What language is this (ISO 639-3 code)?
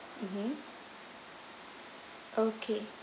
eng